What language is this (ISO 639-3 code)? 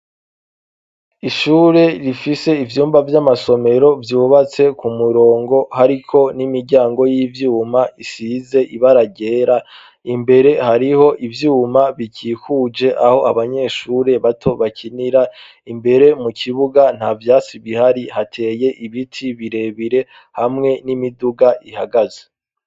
run